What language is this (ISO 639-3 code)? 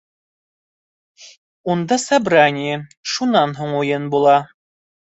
bak